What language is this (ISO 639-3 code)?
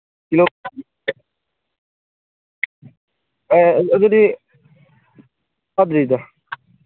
mni